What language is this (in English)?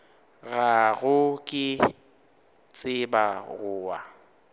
Northern Sotho